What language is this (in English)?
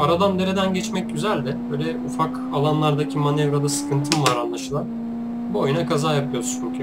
Turkish